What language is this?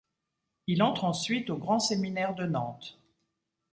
French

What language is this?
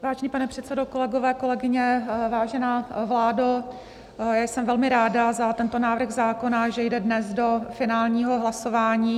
Czech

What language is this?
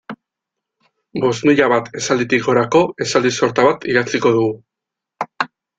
Basque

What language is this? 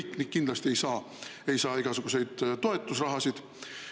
Estonian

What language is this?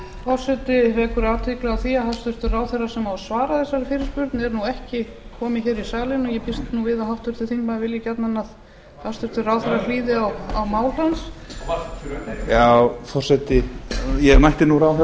Icelandic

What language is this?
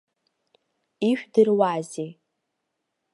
Abkhazian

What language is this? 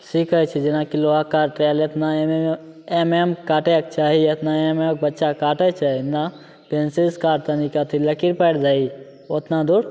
Maithili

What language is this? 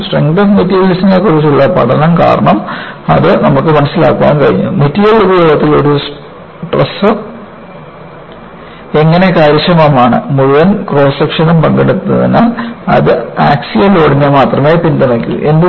Malayalam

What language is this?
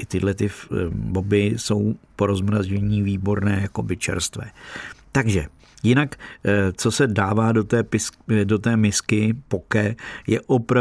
Czech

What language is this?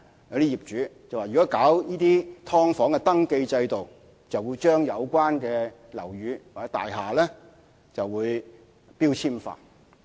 Cantonese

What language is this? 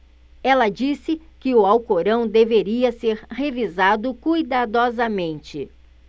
Portuguese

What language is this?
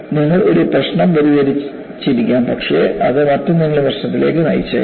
Malayalam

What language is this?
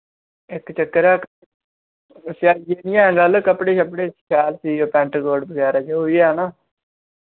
Dogri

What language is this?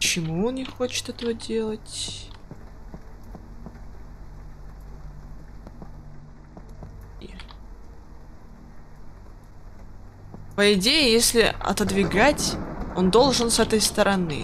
Russian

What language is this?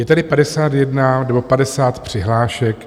Czech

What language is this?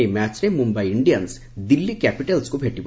Odia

